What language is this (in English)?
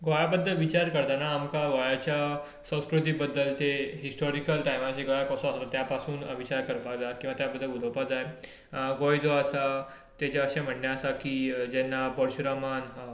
Konkani